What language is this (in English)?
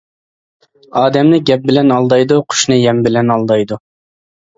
Uyghur